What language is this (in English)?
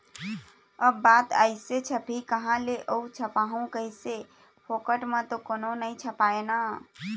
Chhattisgarhi